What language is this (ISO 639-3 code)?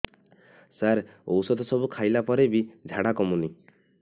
ori